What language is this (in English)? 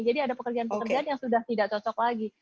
Indonesian